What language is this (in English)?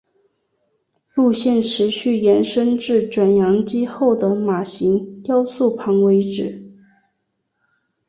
Chinese